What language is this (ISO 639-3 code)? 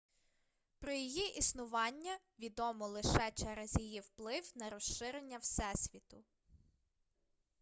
ukr